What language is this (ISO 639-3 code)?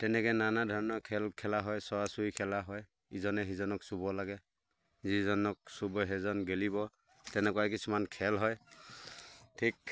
asm